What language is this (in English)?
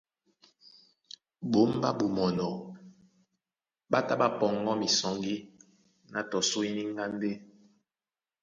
Duala